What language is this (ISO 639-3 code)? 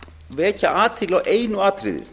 isl